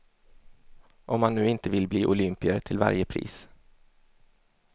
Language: Swedish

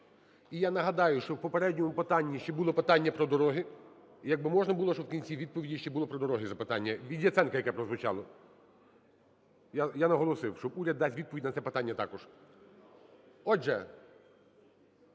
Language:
Ukrainian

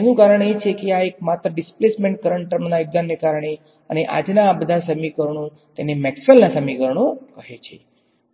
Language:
Gujarati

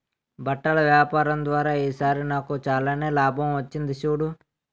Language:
Telugu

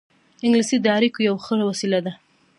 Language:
Pashto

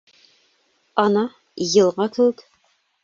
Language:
Bashkir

